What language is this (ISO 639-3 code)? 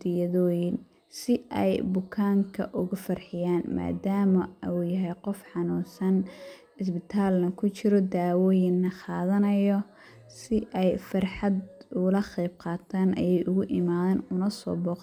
som